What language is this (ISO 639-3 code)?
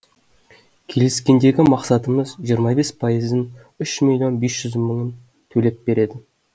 kaz